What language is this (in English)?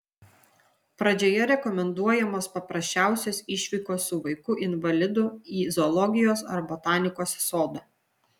Lithuanian